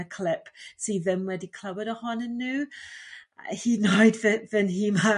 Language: Welsh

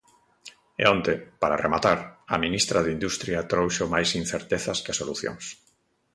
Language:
Galician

